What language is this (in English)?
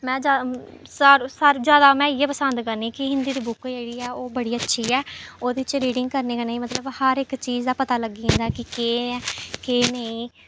Dogri